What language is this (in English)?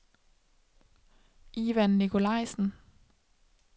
Danish